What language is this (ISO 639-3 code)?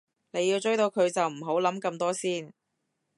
yue